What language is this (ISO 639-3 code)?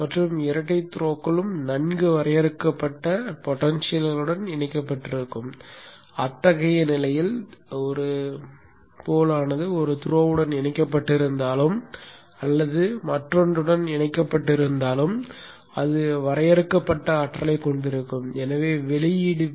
tam